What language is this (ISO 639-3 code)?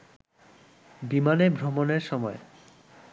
ben